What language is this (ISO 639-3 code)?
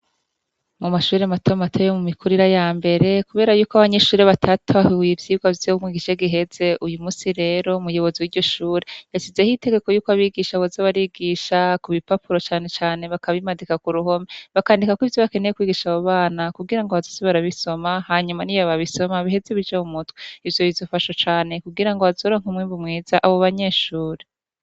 run